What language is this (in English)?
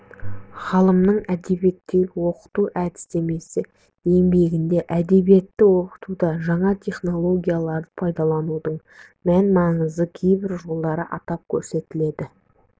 Kazakh